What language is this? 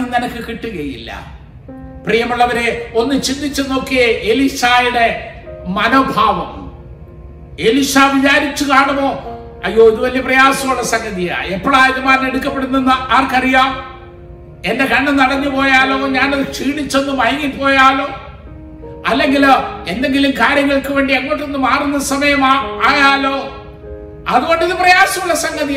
Malayalam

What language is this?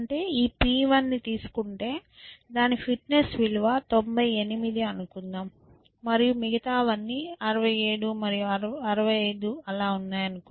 Telugu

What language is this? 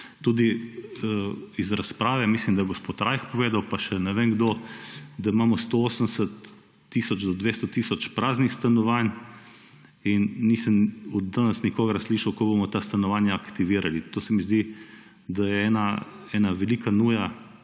Slovenian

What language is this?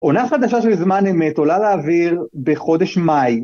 Hebrew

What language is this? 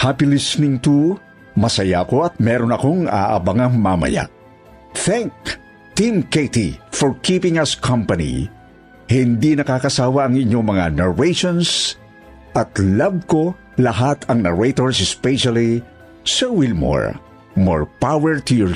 Filipino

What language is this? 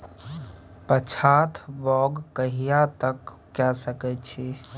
Maithili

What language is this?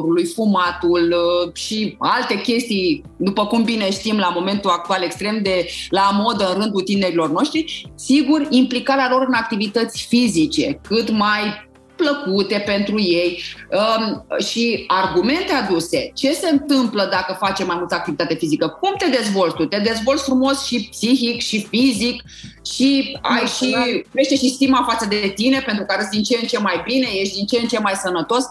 Romanian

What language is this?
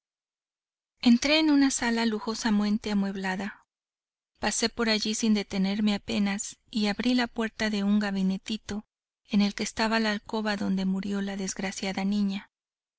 Spanish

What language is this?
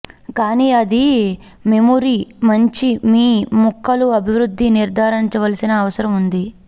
Telugu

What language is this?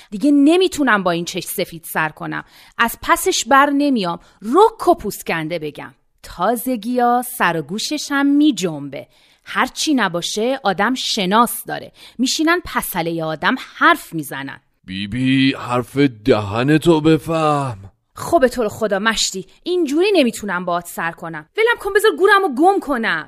Persian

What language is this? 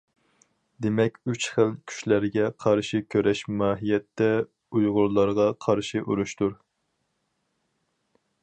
Uyghur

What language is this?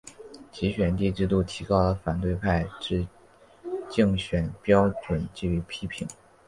Chinese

